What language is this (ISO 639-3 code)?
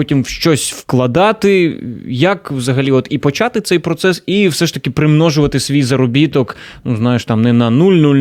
ukr